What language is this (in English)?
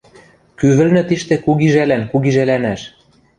Western Mari